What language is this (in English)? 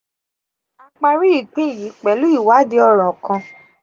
Yoruba